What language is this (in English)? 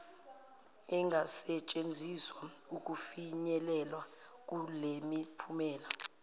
Zulu